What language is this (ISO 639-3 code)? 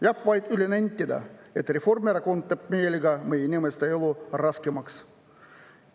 est